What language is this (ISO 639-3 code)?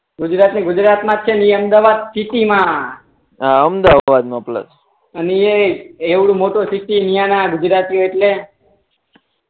guj